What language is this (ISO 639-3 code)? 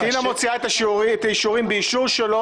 heb